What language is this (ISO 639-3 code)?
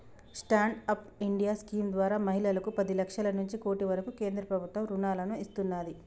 tel